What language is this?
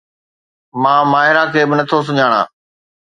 Sindhi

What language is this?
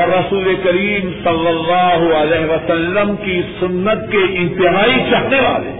Urdu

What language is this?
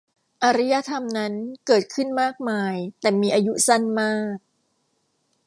Thai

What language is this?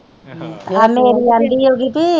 Punjabi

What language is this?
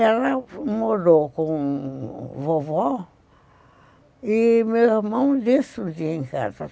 Portuguese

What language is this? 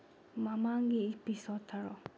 Manipuri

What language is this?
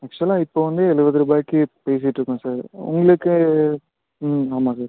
Tamil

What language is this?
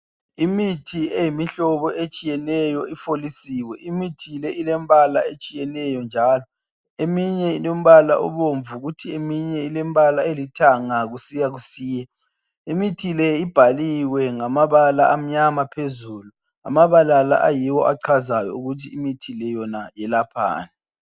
North Ndebele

